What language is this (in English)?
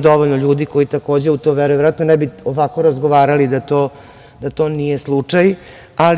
Serbian